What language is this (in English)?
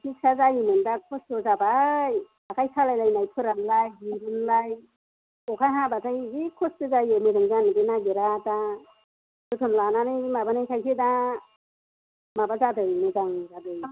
Bodo